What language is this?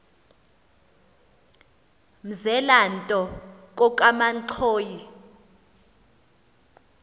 Xhosa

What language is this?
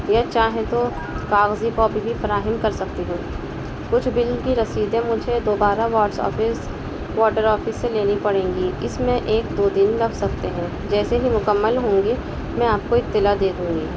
Urdu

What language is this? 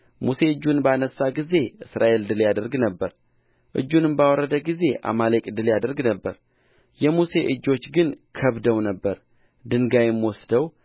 Amharic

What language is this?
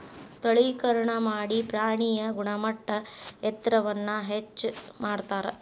Kannada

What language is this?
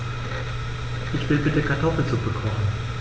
German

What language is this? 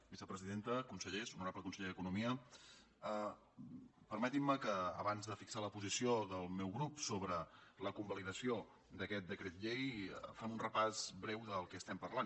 Catalan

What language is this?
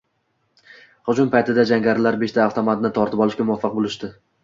Uzbek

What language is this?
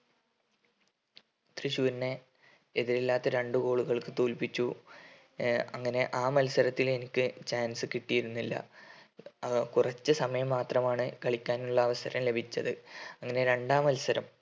Malayalam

